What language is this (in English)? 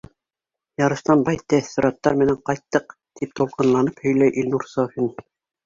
Bashkir